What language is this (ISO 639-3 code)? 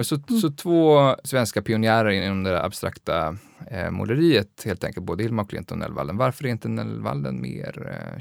swe